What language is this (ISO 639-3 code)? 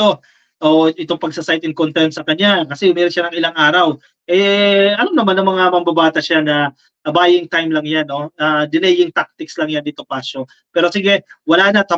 fil